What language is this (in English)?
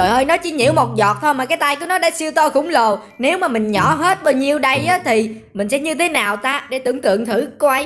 Vietnamese